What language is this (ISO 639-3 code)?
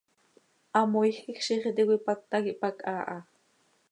sei